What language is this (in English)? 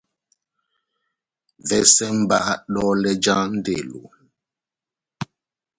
Batanga